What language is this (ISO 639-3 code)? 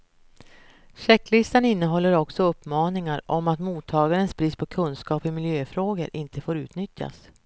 swe